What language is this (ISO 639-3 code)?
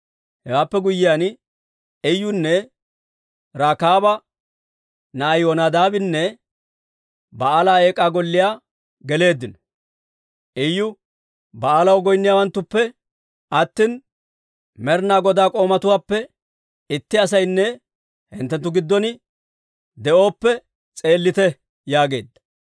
dwr